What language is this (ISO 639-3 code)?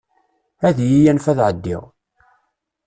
kab